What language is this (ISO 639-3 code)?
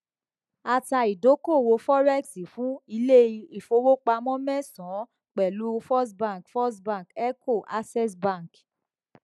yor